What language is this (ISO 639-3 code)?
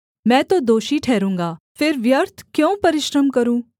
hin